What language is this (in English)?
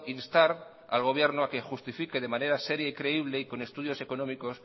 Spanish